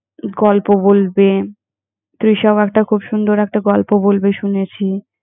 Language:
Bangla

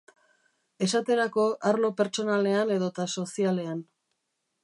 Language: Basque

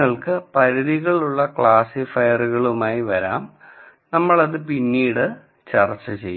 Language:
Malayalam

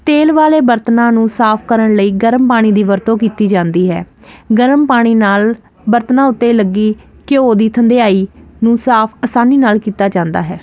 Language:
Punjabi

